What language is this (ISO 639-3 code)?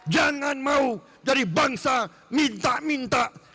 ind